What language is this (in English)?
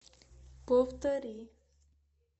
Russian